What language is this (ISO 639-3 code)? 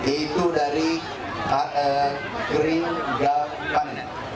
ind